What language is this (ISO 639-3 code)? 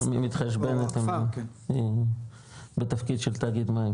heb